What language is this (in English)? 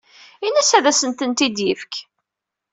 Kabyle